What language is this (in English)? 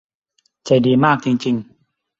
Thai